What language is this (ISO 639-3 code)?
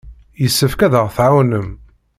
kab